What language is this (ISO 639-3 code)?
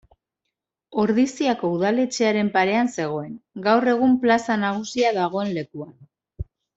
eus